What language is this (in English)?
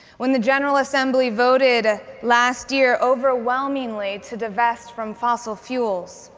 English